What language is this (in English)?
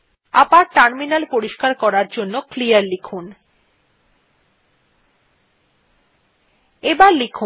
Bangla